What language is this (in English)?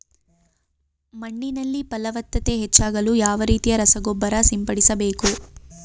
Kannada